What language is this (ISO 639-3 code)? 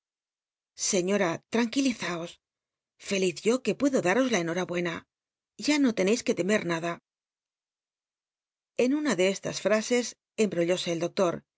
spa